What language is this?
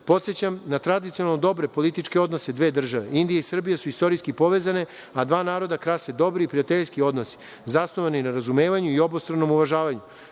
Serbian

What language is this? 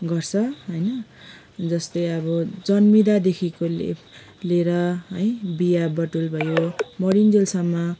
Nepali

